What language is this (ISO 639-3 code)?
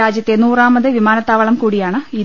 mal